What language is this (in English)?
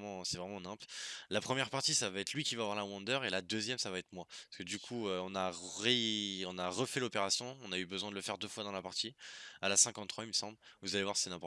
French